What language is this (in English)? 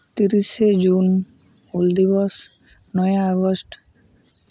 Santali